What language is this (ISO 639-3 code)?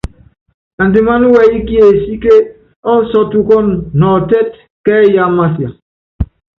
yav